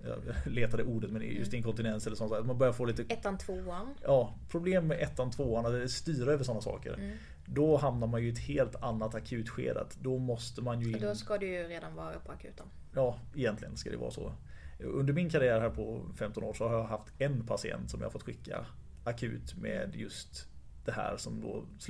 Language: Swedish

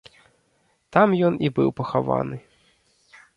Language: Belarusian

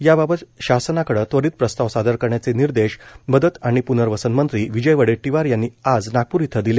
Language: Marathi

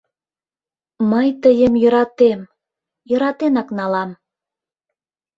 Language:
Mari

